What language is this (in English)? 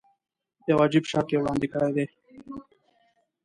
Pashto